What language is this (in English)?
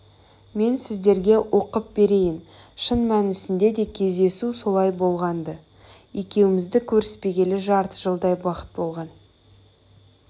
Kazakh